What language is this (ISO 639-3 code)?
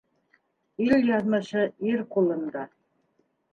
bak